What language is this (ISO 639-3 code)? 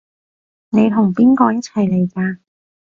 yue